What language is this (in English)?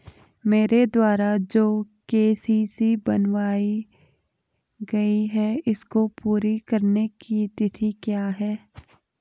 Hindi